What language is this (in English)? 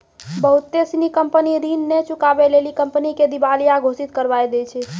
Maithili